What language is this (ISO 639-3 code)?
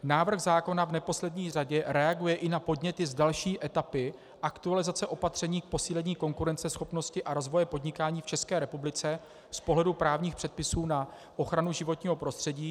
ces